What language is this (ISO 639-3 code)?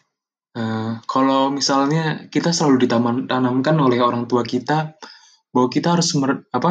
ind